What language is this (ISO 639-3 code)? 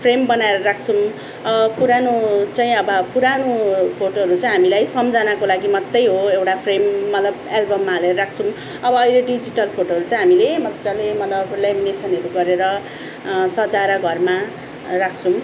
nep